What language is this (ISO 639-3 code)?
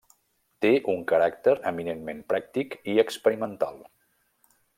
cat